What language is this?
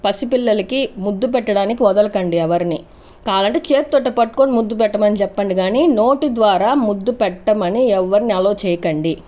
Telugu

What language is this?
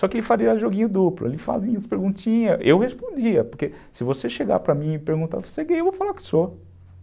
Portuguese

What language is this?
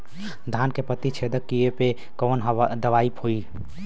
Bhojpuri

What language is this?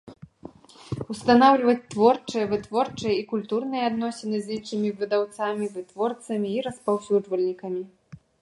Belarusian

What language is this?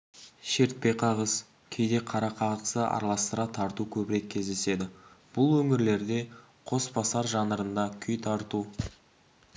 Kazakh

